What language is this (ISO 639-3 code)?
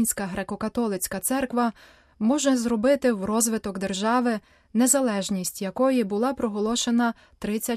ukr